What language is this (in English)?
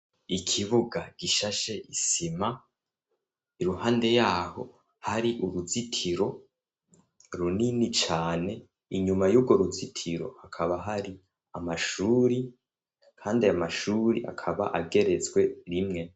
Rundi